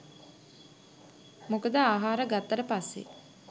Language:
Sinhala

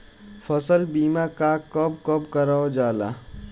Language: Bhojpuri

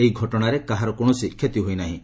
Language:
Odia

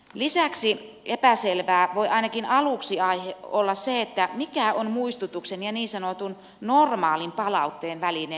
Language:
Finnish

